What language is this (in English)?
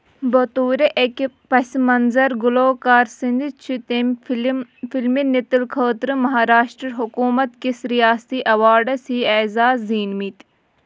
Kashmiri